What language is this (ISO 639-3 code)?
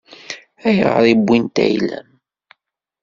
kab